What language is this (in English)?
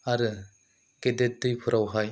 Bodo